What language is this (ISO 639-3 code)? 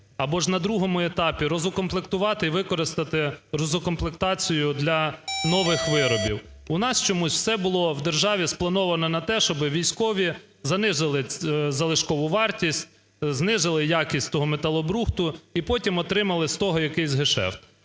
ukr